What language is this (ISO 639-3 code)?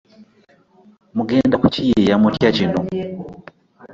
lug